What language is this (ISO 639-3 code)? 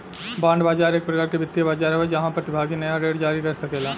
bho